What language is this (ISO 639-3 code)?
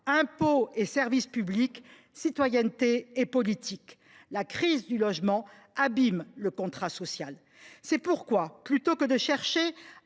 fra